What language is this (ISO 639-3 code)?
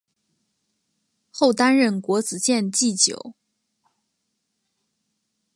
zho